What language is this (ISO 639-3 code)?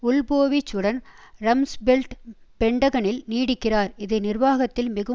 tam